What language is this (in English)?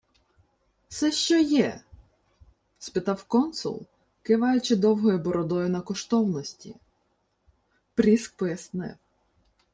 Ukrainian